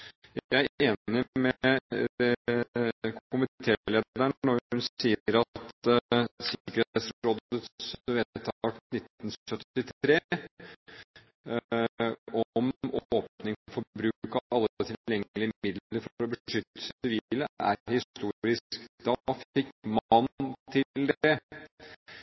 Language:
Norwegian Bokmål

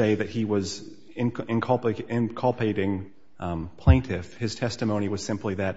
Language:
English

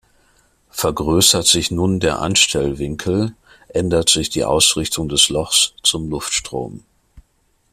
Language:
German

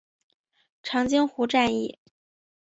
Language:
Chinese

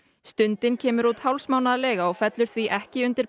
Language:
Icelandic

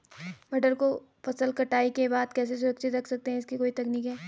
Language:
Hindi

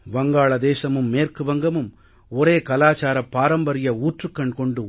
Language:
Tamil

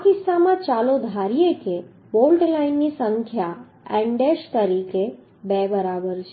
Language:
Gujarati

